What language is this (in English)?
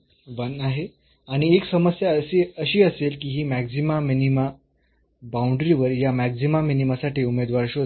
Marathi